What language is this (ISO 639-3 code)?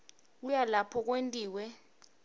ssw